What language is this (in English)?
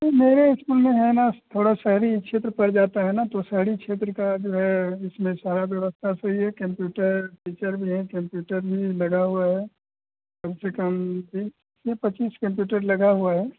Hindi